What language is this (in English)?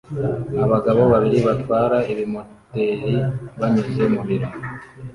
Kinyarwanda